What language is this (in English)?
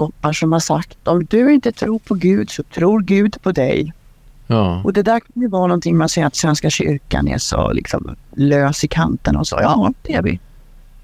Swedish